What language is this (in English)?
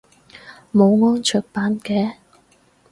Cantonese